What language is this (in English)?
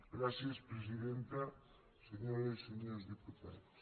Catalan